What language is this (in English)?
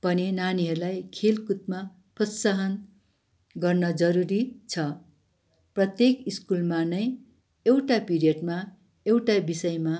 Nepali